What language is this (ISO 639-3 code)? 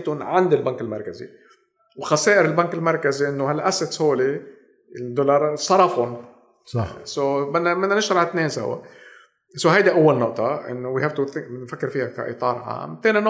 ara